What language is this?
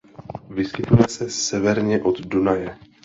Czech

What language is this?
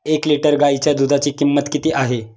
Marathi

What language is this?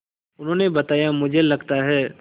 Hindi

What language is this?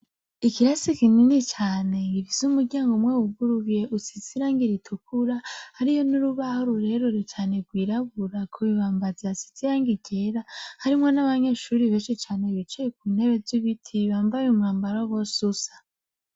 Rundi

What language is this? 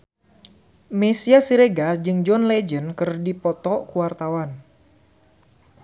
Sundanese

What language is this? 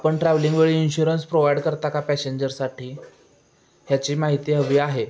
Marathi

